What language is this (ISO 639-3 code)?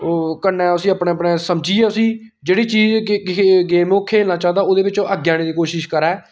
doi